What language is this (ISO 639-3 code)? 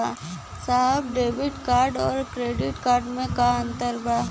bho